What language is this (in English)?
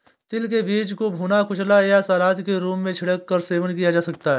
Hindi